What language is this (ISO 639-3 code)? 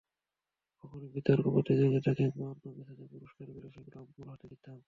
ben